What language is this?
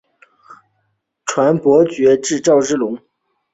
Chinese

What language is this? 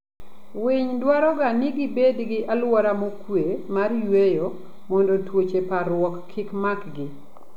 Luo (Kenya and Tanzania)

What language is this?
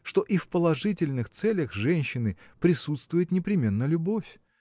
Russian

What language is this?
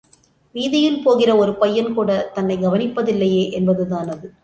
Tamil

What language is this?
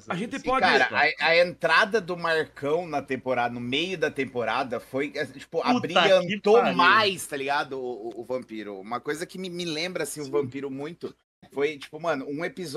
Portuguese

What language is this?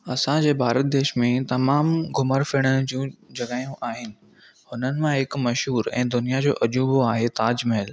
Sindhi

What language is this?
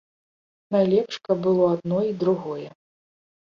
Belarusian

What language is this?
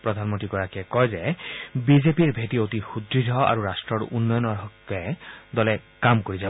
Assamese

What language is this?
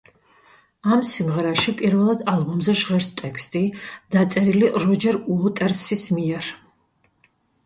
Georgian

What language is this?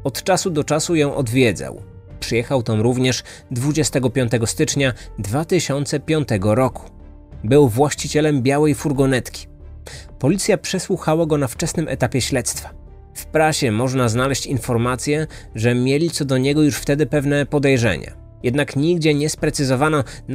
Polish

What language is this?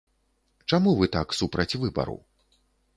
Belarusian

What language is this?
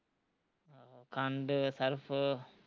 Punjabi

